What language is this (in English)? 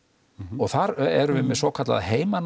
Icelandic